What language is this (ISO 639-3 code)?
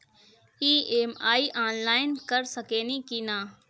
bho